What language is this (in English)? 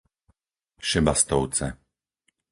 Slovak